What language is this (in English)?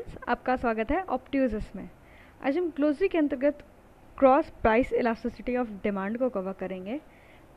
Hindi